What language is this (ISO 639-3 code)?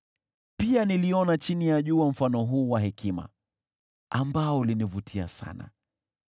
swa